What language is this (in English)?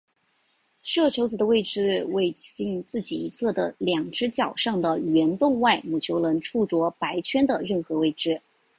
Chinese